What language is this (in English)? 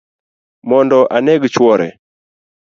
Luo (Kenya and Tanzania)